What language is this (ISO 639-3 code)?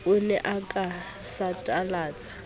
sot